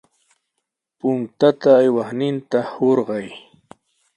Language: Sihuas Ancash Quechua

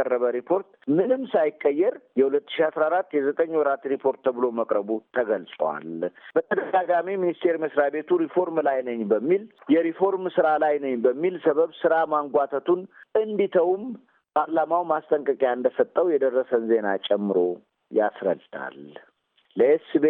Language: Amharic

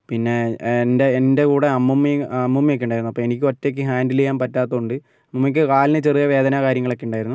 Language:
Malayalam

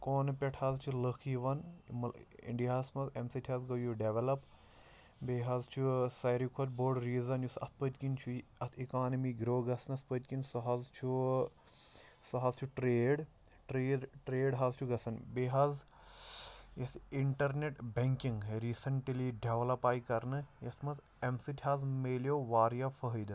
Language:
Kashmiri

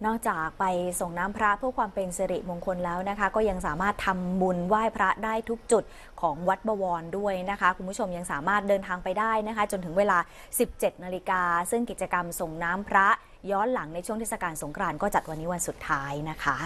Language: Thai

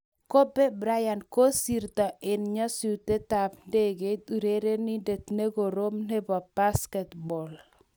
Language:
Kalenjin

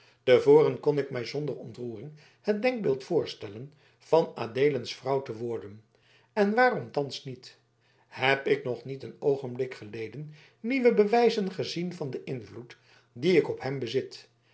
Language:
Dutch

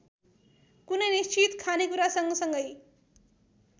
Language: Nepali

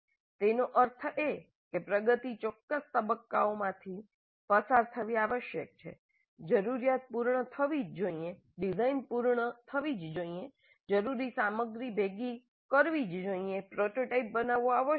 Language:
Gujarati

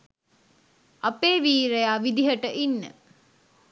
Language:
Sinhala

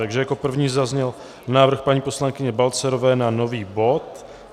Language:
Czech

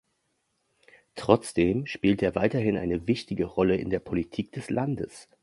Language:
German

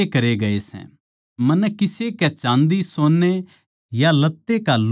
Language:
Haryanvi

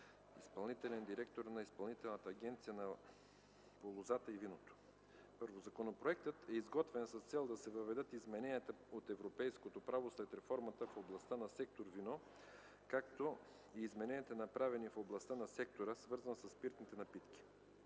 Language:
Bulgarian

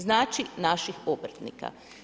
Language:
Croatian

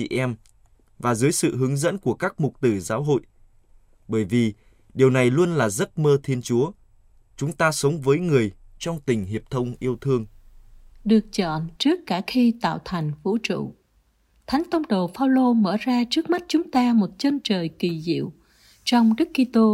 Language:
Vietnamese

